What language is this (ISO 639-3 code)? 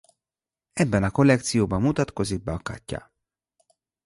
hun